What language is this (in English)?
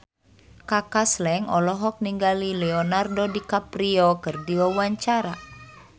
Sundanese